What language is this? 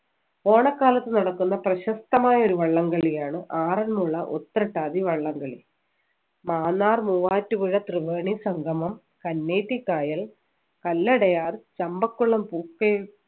Malayalam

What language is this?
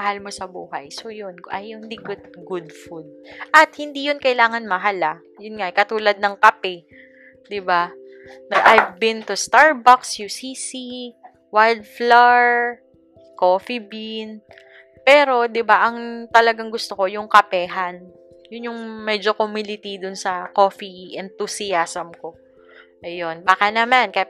Filipino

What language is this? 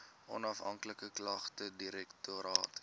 Afrikaans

